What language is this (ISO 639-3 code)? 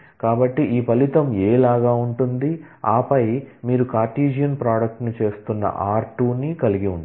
tel